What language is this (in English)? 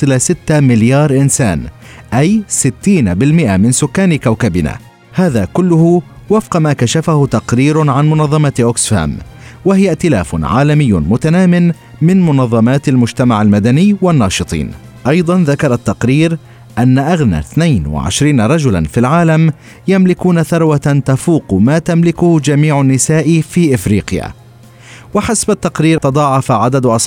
Arabic